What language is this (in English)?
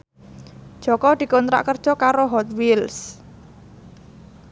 Javanese